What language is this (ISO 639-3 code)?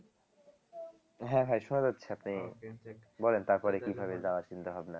ben